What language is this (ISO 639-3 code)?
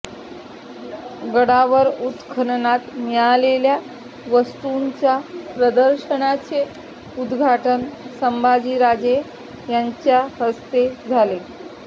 mar